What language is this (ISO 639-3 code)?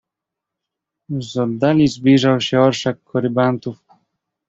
pol